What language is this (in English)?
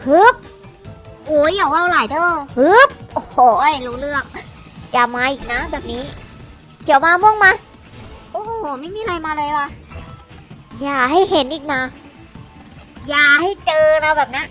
Thai